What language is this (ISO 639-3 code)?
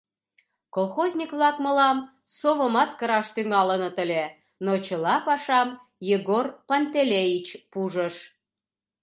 chm